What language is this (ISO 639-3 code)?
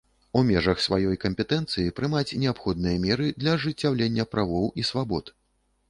bel